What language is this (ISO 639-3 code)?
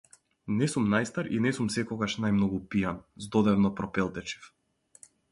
mkd